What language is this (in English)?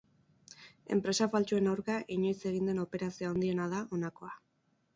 Basque